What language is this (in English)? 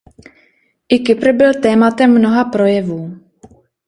Czech